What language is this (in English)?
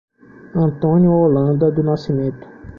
Portuguese